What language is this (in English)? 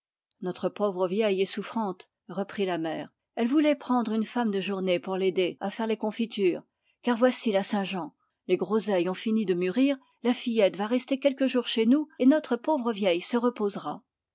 French